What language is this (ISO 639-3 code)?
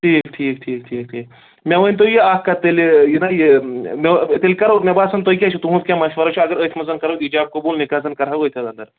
kas